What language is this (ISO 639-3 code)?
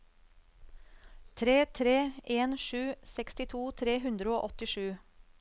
nor